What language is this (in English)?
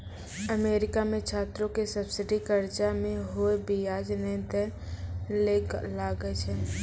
Maithili